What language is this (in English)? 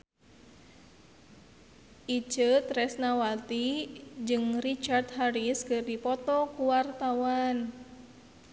Sundanese